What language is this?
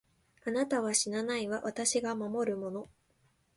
Japanese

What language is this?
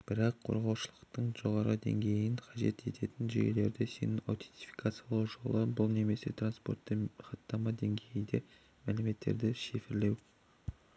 Kazakh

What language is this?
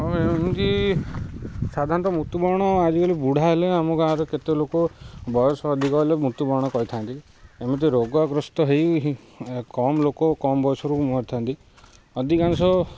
Odia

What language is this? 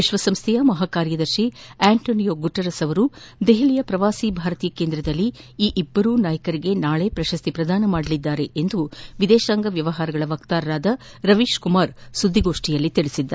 Kannada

